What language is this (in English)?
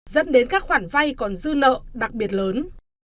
Vietnamese